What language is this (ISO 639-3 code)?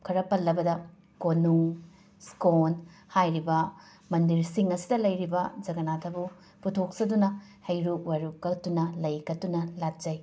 mni